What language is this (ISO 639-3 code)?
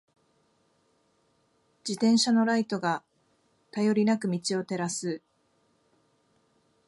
jpn